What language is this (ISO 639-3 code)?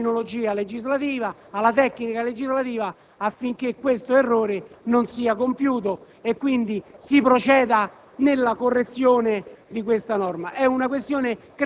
ita